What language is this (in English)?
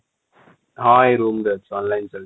Odia